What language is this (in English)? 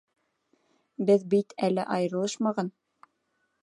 Bashkir